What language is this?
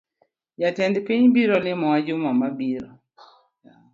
Luo (Kenya and Tanzania)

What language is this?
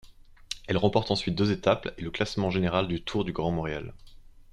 French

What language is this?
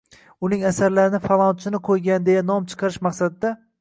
Uzbek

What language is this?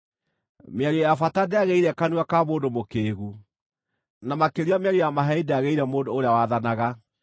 Kikuyu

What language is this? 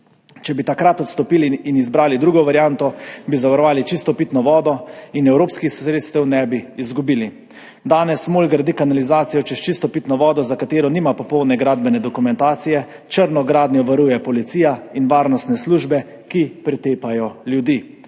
Slovenian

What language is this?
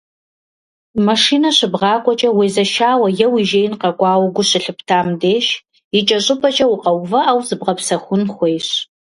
Kabardian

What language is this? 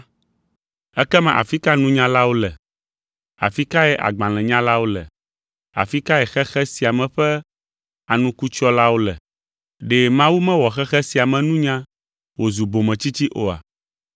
Ewe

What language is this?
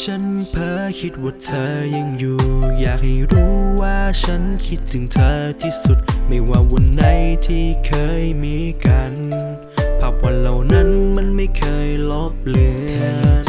Thai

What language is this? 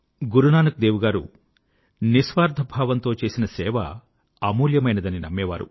Telugu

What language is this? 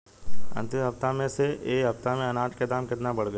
Bhojpuri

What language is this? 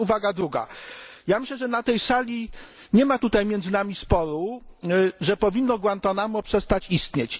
Polish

